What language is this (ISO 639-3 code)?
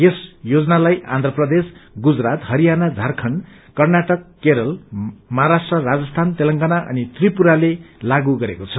nep